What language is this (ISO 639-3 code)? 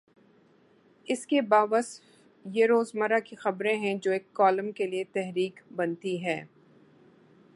urd